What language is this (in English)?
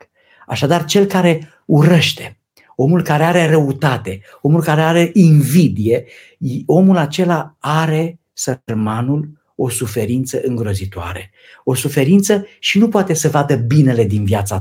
Romanian